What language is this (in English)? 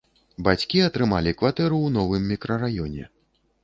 Belarusian